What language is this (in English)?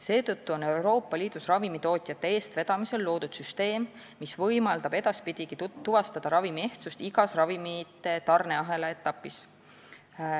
Estonian